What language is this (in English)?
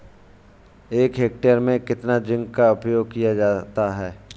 Hindi